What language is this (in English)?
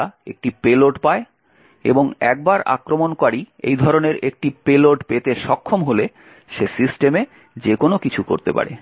Bangla